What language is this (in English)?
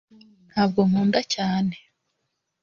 Kinyarwanda